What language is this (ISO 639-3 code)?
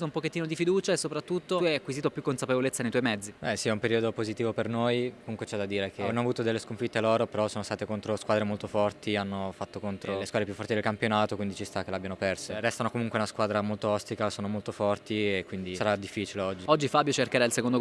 ita